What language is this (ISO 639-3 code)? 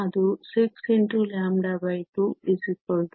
kan